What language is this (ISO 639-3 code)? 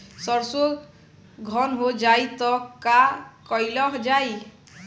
bho